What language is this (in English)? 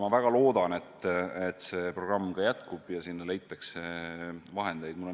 Estonian